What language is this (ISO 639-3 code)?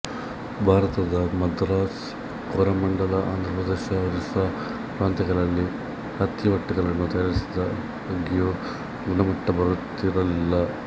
kan